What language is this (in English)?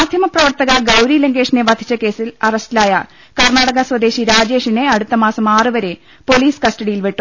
Malayalam